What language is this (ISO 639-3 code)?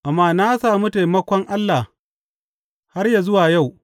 hau